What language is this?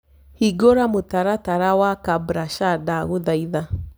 Kikuyu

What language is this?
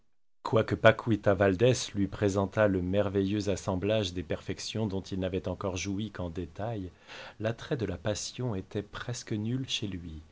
French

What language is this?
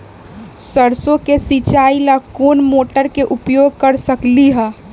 Magahi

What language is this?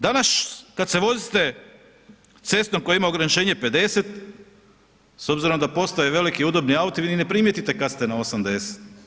Croatian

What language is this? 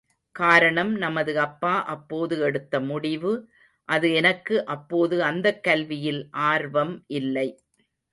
Tamil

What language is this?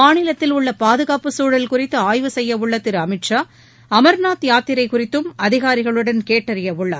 Tamil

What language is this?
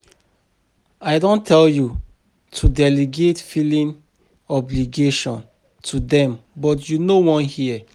Nigerian Pidgin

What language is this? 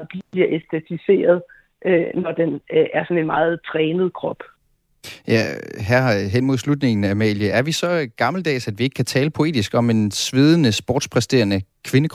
Danish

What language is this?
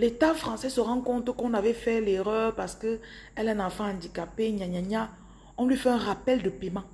French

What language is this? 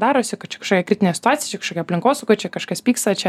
Lithuanian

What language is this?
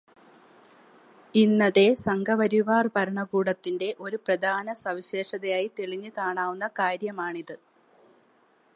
Malayalam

